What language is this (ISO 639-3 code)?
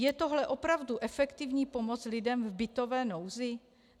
ces